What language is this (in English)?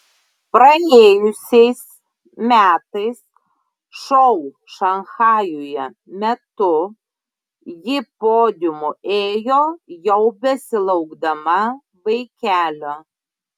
Lithuanian